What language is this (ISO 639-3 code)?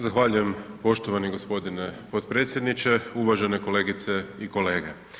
hrv